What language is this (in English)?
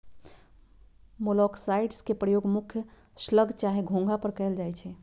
Magahi